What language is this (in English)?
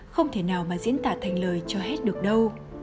Vietnamese